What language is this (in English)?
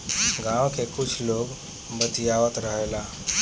Bhojpuri